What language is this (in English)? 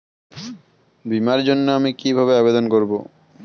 Bangla